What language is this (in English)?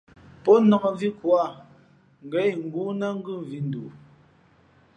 Fe'fe'